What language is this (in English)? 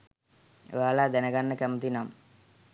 Sinhala